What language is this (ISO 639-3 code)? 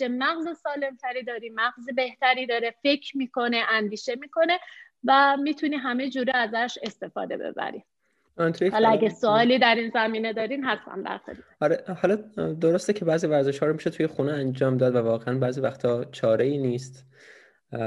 fas